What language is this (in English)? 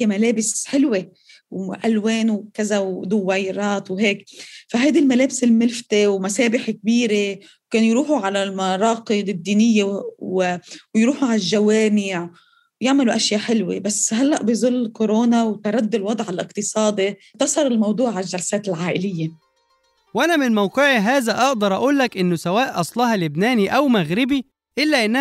Arabic